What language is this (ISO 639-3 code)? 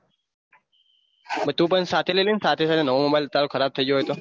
guj